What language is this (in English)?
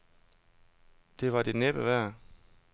Danish